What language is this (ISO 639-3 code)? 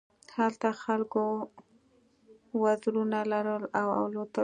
pus